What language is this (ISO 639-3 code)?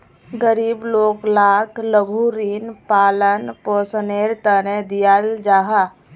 mag